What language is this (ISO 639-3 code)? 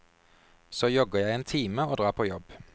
nor